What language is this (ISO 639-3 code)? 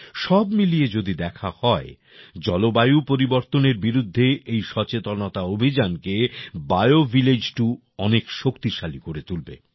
ben